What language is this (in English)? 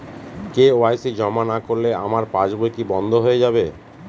Bangla